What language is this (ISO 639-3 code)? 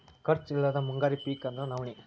kan